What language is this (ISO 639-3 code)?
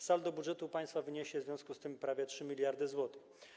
pol